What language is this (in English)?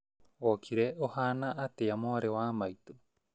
Kikuyu